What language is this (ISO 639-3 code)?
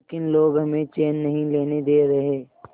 hin